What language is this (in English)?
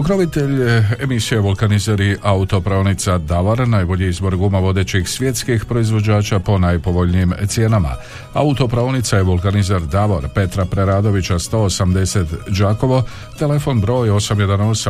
Croatian